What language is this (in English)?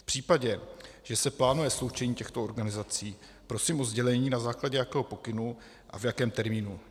Czech